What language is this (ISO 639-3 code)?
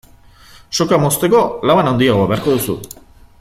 eus